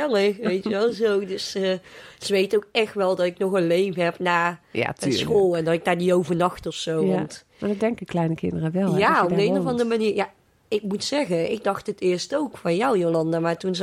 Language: Dutch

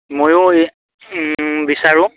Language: Assamese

